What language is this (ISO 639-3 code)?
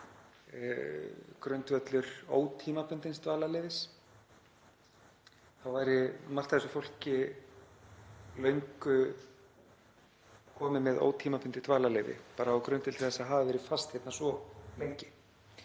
isl